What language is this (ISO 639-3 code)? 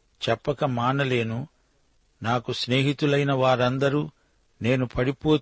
tel